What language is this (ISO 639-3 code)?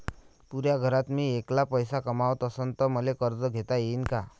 mar